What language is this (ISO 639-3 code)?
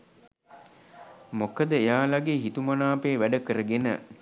sin